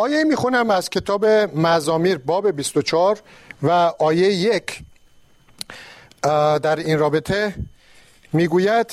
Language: Persian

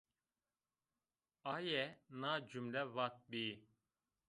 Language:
Zaza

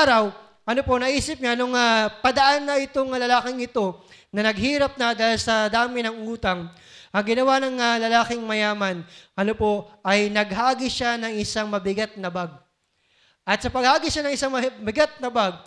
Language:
Filipino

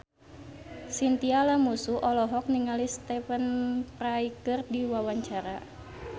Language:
Sundanese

